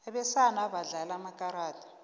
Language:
South Ndebele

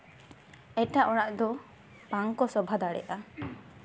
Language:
Santali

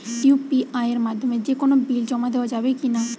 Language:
Bangla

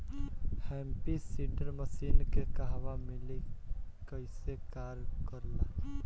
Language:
Bhojpuri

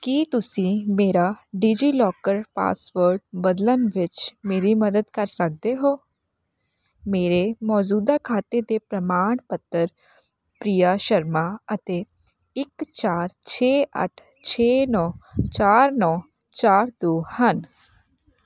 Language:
Punjabi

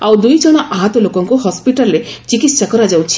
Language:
Odia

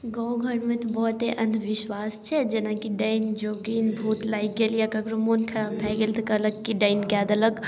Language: Maithili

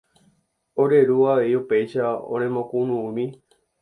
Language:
Guarani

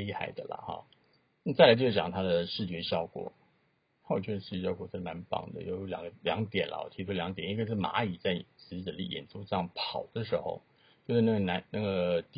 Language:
Chinese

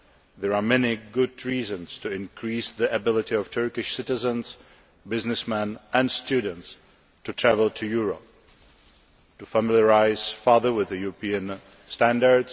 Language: English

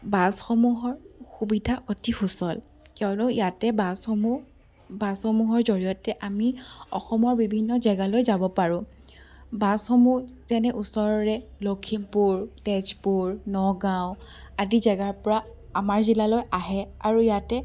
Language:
Assamese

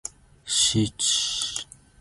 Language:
Zulu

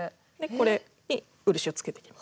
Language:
Japanese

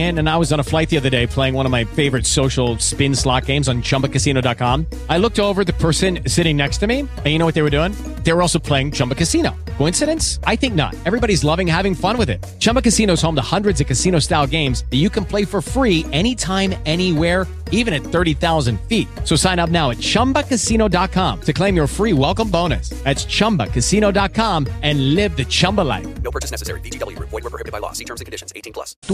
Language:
Malay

